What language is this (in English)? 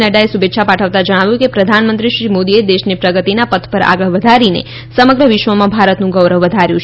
Gujarati